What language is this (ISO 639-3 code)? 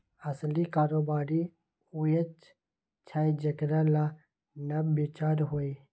mai